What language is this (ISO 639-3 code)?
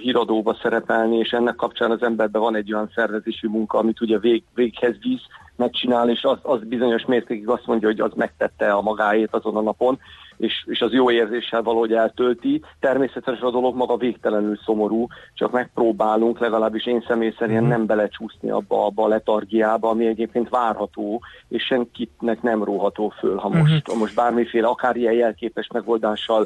hun